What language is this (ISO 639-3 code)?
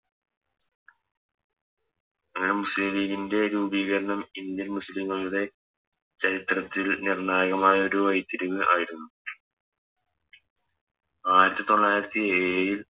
mal